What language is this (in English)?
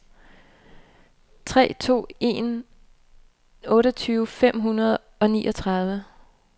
Danish